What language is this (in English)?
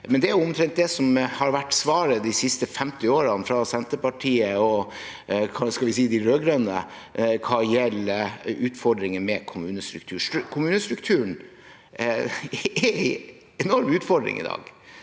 Norwegian